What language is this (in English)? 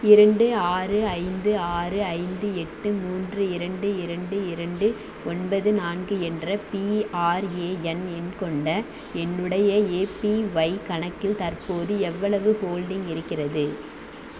Tamil